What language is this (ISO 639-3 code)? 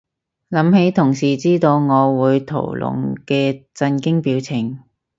yue